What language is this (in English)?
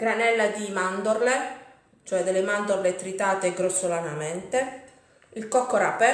Italian